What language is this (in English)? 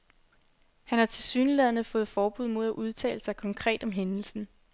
Danish